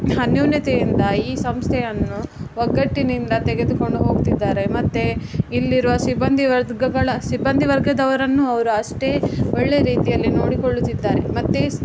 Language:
Kannada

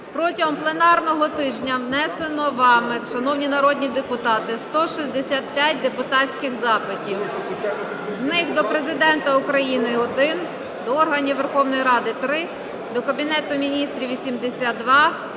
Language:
Ukrainian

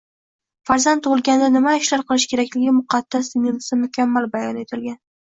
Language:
Uzbek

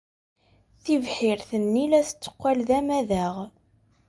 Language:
Kabyle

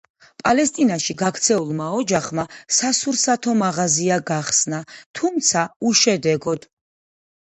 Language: Georgian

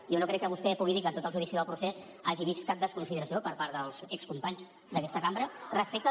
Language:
Catalan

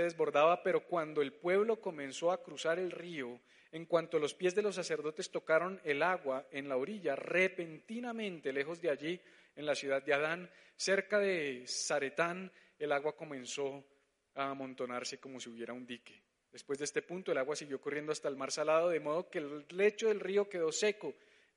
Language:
Spanish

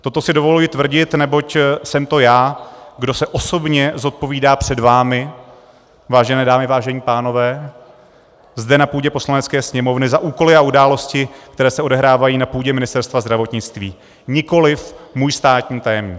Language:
Czech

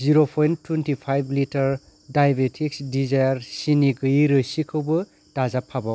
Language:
Bodo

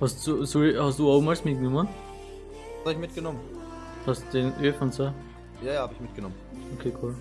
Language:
German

